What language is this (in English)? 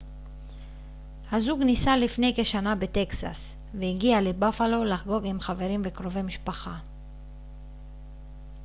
Hebrew